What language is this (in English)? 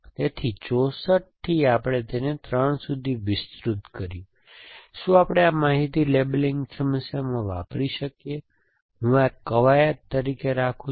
Gujarati